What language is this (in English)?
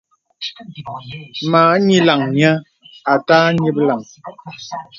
Bebele